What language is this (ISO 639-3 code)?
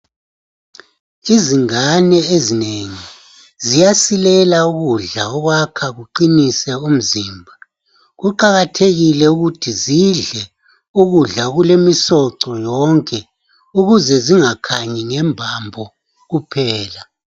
nde